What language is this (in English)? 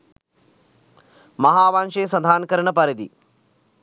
Sinhala